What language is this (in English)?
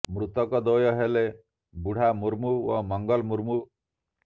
Odia